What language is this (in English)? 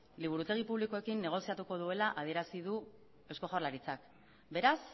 Basque